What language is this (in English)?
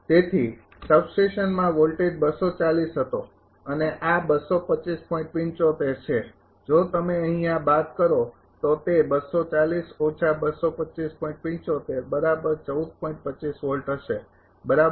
Gujarati